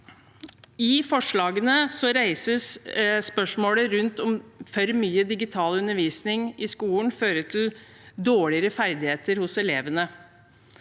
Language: Norwegian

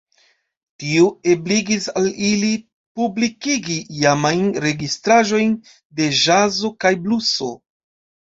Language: Esperanto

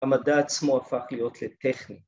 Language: Hebrew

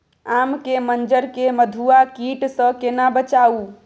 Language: Maithili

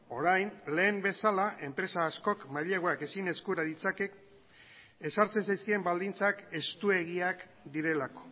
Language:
Basque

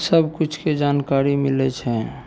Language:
Maithili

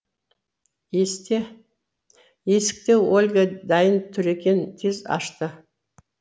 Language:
Kazakh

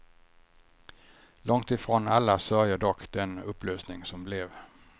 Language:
Swedish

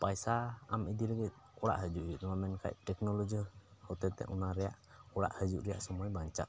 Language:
Santali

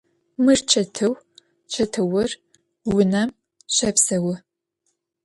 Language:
Adyghe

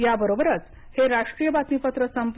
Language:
Marathi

